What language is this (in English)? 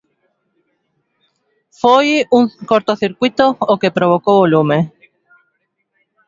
Galician